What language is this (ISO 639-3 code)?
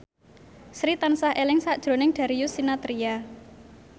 jav